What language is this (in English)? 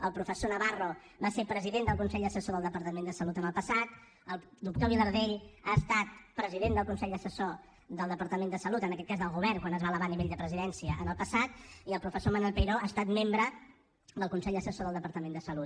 Catalan